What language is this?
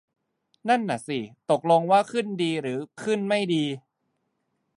Thai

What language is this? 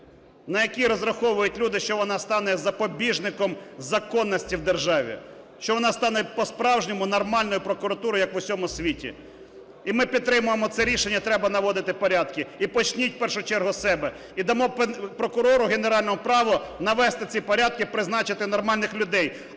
Ukrainian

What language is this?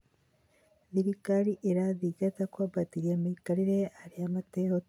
Kikuyu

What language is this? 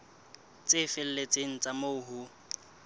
Southern Sotho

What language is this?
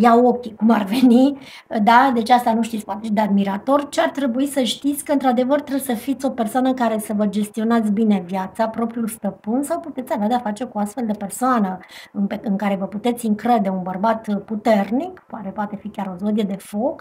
Romanian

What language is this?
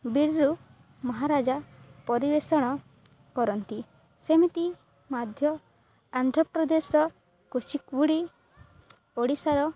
Odia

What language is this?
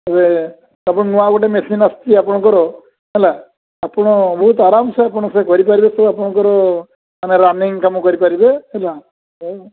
Odia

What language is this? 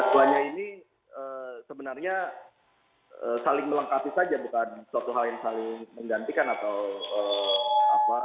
Indonesian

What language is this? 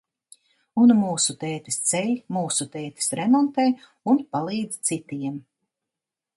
Latvian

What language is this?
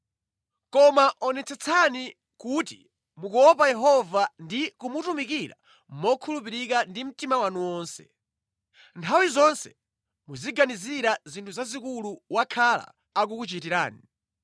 Nyanja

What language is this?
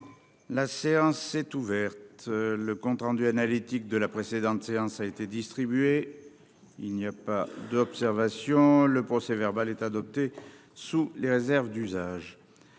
French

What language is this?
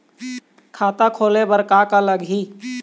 Chhattisgarhi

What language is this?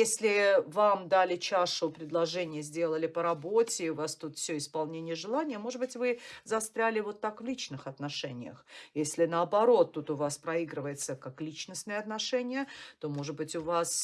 Russian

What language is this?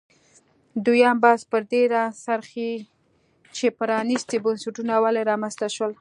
Pashto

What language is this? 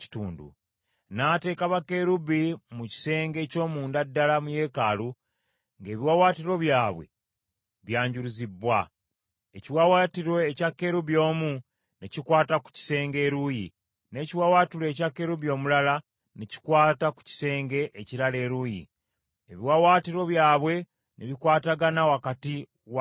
Ganda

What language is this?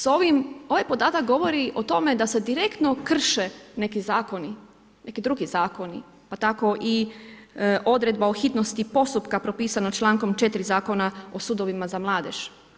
Croatian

